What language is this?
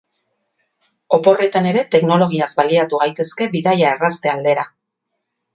Basque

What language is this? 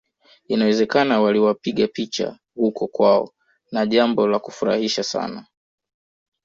Swahili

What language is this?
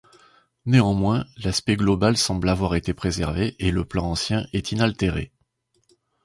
French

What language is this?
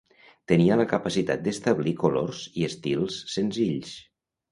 Catalan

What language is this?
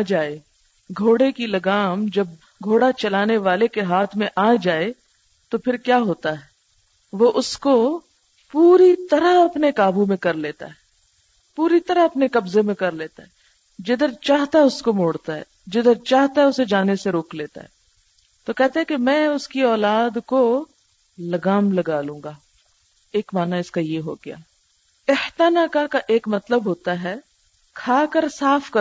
Urdu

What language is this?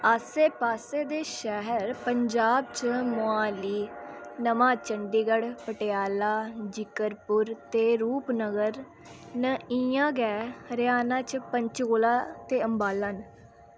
Dogri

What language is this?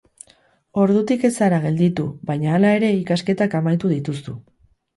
Basque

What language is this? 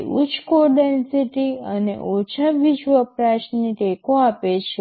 Gujarati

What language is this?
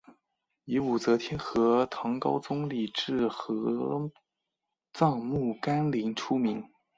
Chinese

